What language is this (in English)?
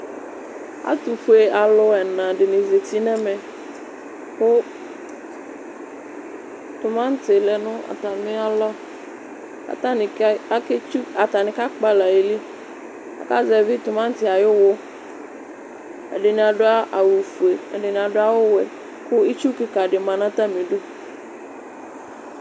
Ikposo